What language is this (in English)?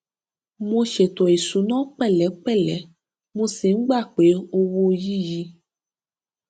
Yoruba